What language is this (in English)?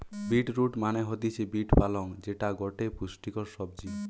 Bangla